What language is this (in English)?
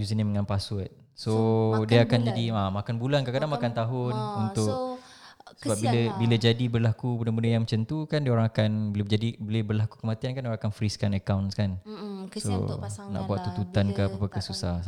Malay